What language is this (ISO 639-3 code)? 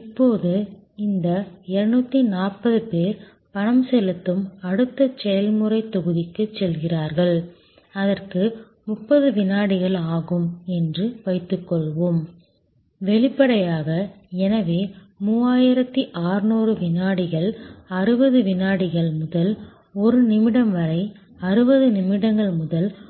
tam